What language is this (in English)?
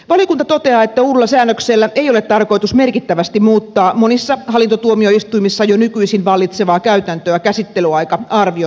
Finnish